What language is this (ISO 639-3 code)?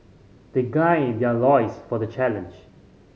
eng